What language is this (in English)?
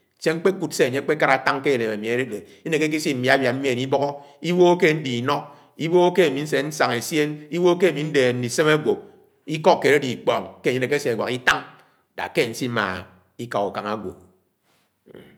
Anaang